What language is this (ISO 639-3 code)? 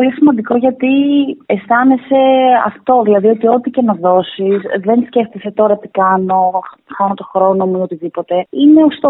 ell